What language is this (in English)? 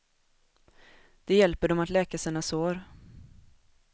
Swedish